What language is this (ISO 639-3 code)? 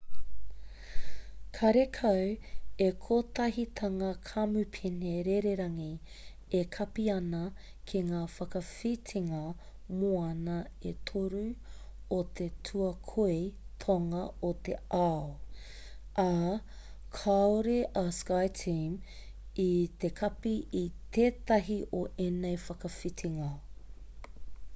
mri